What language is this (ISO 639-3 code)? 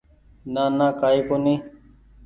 gig